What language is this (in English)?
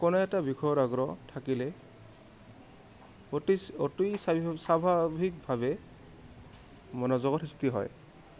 Assamese